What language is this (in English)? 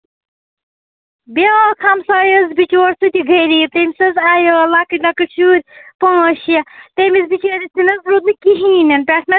Kashmiri